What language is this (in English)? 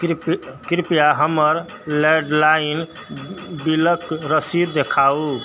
Maithili